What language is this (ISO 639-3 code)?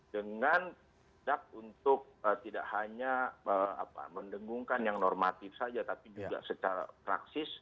ind